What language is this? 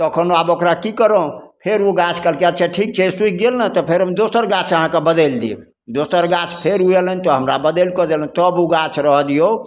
Maithili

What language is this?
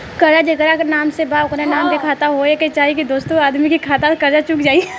Bhojpuri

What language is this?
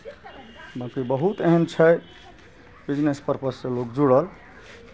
Maithili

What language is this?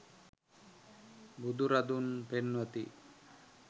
Sinhala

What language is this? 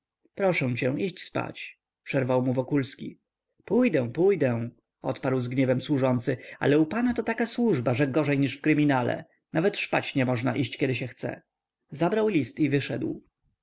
Polish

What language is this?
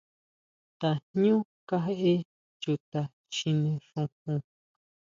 Huautla Mazatec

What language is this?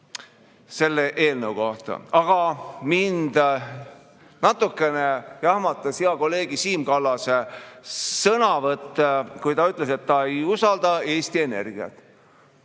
Estonian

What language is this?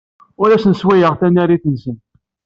Kabyle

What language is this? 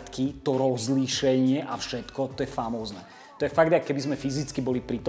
Slovak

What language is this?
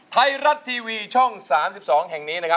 Thai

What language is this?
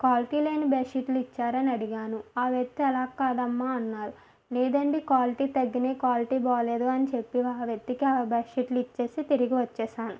Telugu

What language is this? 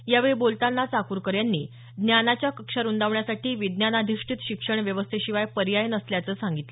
Marathi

